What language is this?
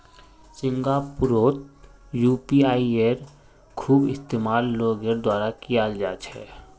Magahi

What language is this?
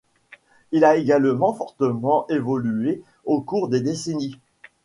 French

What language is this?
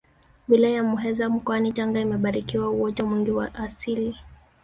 Swahili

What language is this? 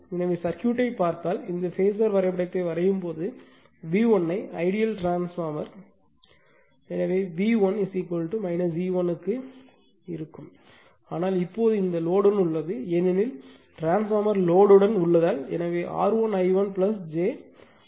Tamil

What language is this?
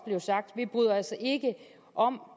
Danish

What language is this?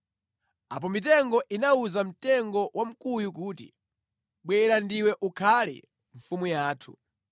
Nyanja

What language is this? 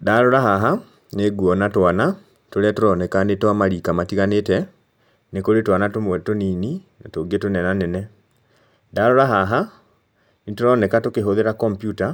Kikuyu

